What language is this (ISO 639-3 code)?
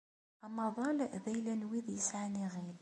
kab